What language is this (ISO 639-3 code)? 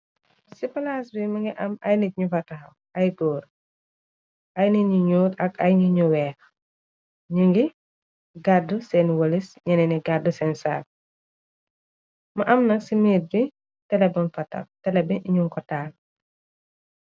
wol